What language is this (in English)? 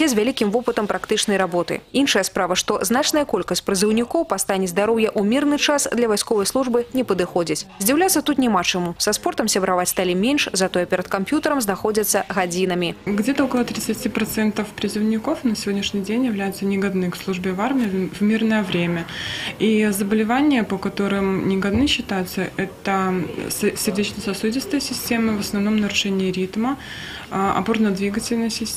Russian